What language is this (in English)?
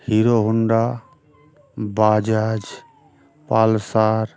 Bangla